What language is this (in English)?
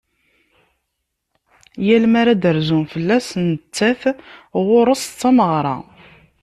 Kabyle